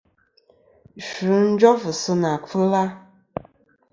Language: Kom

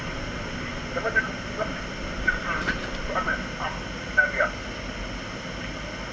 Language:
Wolof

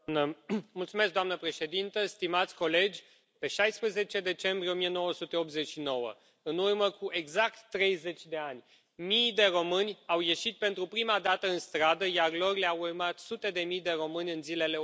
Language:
Romanian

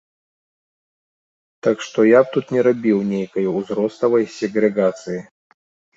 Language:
Belarusian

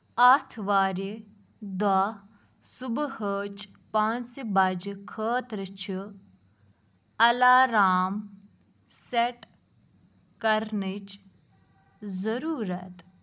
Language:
Kashmiri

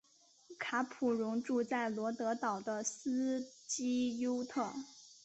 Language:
Chinese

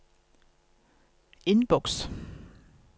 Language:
Norwegian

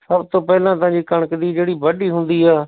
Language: Punjabi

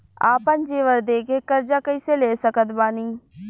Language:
Bhojpuri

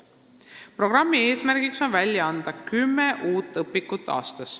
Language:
Estonian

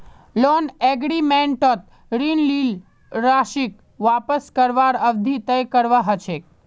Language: Magahi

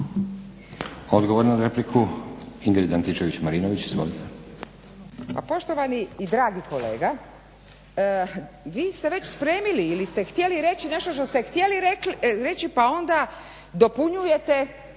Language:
Croatian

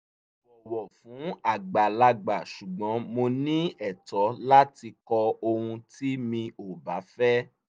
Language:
Yoruba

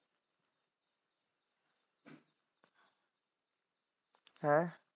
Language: Punjabi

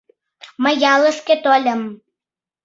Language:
Mari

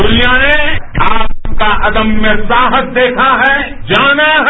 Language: Hindi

